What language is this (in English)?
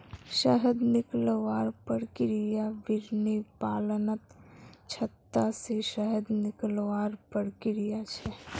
Magahi